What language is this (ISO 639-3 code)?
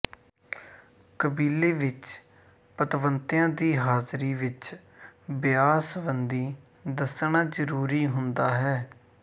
pan